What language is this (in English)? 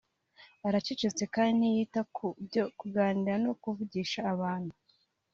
Kinyarwanda